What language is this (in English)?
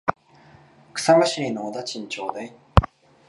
Japanese